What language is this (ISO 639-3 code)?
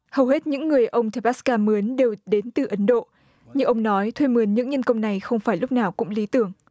vie